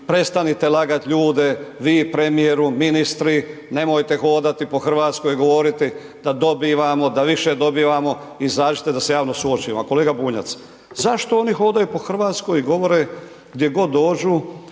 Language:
Croatian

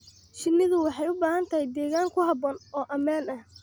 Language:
Somali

